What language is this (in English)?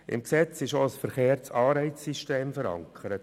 Swiss German